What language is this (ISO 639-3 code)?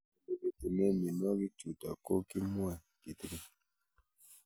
kln